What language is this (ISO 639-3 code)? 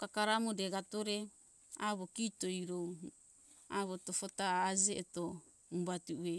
hkk